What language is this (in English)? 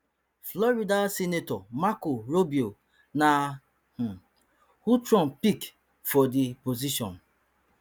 Nigerian Pidgin